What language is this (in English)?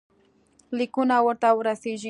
Pashto